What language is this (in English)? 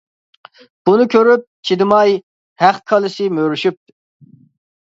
Uyghur